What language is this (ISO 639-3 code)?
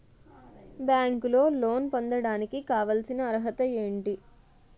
tel